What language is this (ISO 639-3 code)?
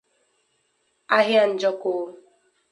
ibo